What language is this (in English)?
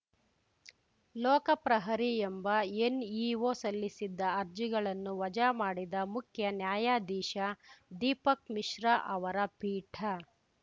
Kannada